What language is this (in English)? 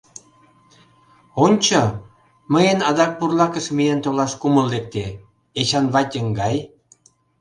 Mari